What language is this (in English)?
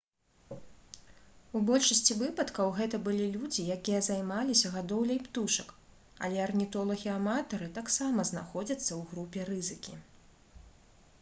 Belarusian